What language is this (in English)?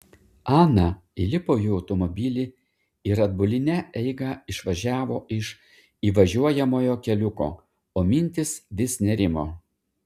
Lithuanian